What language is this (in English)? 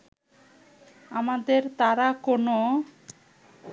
Bangla